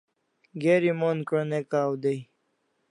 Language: Kalasha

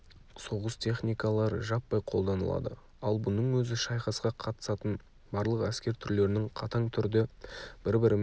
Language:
Kazakh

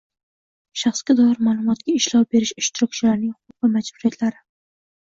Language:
Uzbek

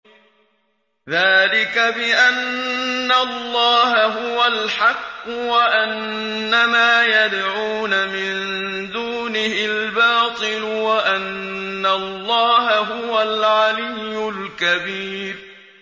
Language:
Arabic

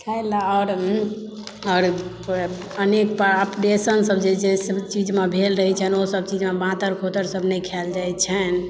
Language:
Maithili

